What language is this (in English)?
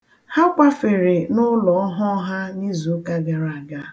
Igbo